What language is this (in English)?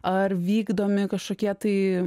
Lithuanian